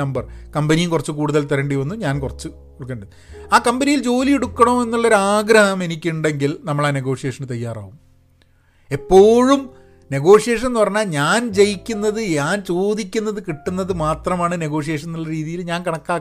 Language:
Malayalam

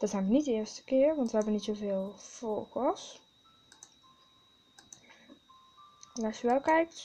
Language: Dutch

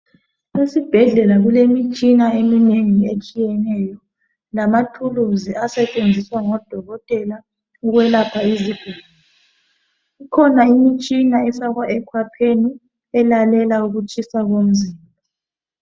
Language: North Ndebele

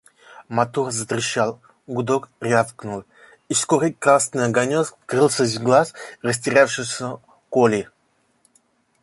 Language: Russian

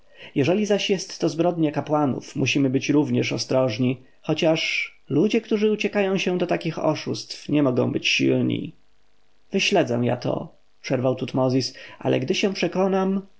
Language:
Polish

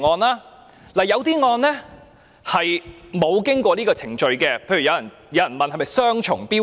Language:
Cantonese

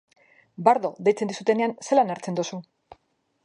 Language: Basque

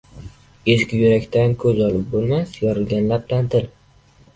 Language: Uzbek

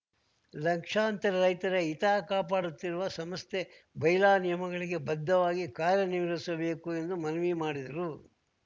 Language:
Kannada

